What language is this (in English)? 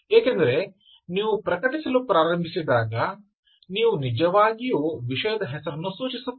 Kannada